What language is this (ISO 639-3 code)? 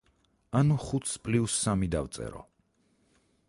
kat